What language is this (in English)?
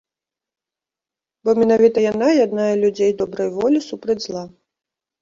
Belarusian